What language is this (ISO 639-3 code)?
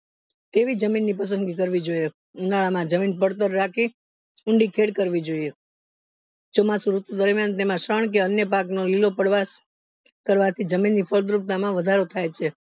guj